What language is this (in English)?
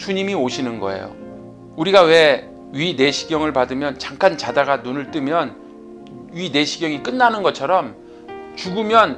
Korean